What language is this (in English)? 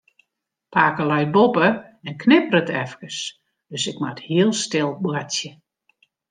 Western Frisian